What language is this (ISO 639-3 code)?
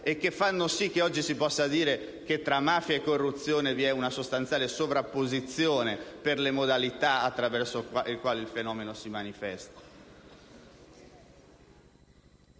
ita